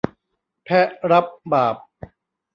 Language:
Thai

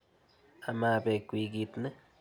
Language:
Kalenjin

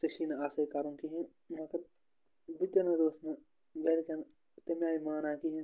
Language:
Kashmiri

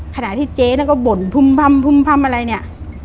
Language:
Thai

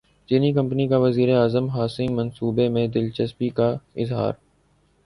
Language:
Urdu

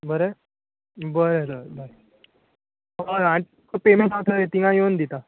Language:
Konkani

